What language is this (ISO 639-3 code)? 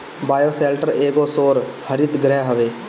bho